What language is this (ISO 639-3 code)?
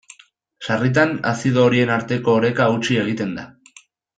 eus